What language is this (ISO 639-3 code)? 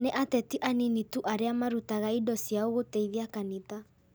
kik